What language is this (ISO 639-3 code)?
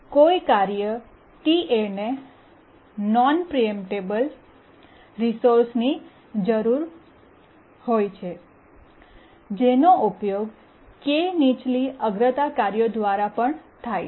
guj